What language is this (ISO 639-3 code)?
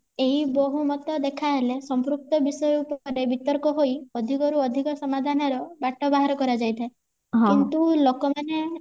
ori